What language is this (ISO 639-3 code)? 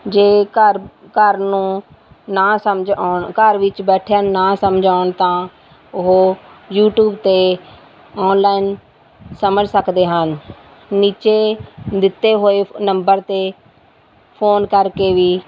pan